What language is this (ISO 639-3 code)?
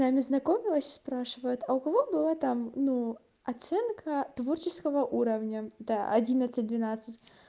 rus